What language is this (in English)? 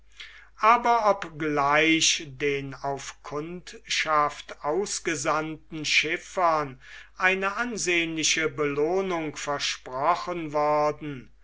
German